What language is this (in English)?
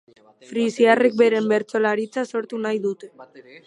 Basque